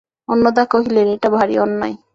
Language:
Bangla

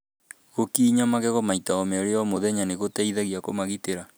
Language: Kikuyu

